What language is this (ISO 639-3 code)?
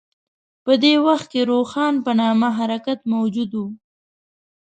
pus